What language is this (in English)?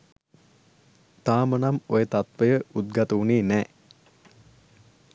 Sinhala